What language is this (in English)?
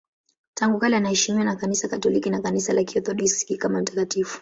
Swahili